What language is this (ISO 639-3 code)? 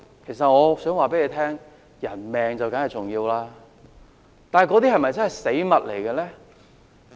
yue